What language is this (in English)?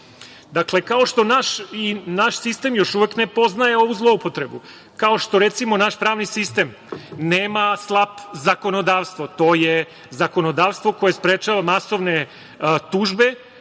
Serbian